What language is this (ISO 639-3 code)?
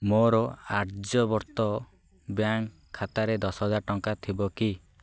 ori